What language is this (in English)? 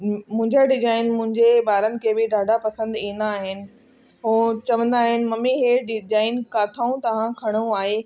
Sindhi